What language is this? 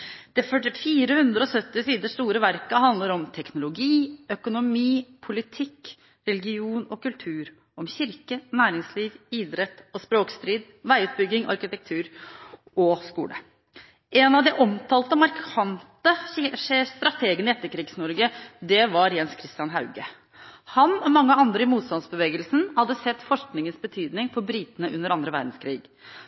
Norwegian Bokmål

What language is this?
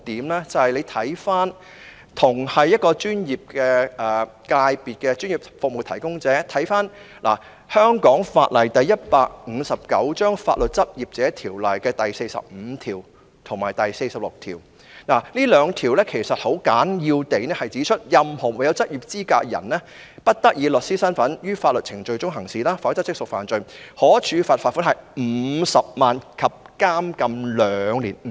Cantonese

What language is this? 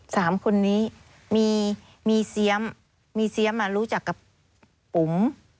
Thai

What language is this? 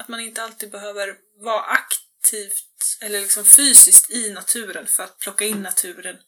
Swedish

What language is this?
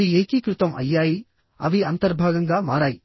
Telugu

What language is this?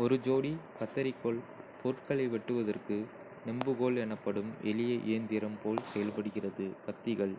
Kota (India)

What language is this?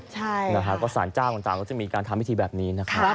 Thai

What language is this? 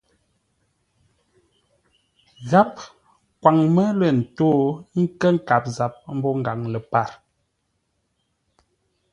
Ngombale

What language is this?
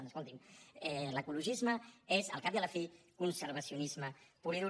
Catalan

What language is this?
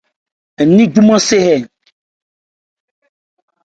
Ebrié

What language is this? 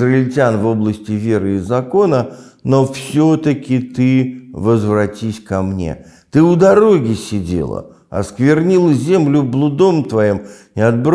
Russian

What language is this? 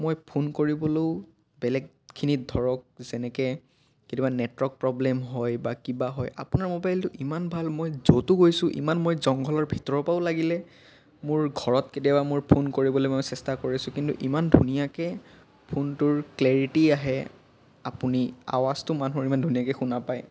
Assamese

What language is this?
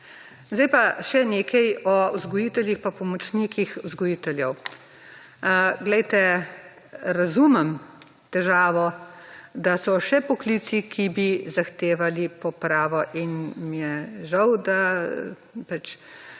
Slovenian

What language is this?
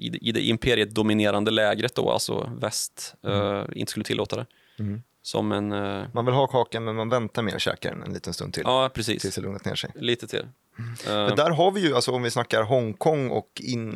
Swedish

